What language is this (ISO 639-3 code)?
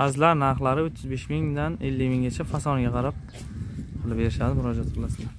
tur